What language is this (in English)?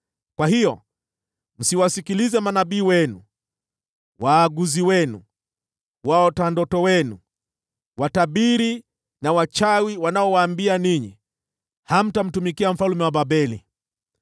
Swahili